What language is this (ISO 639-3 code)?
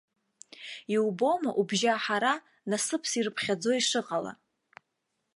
abk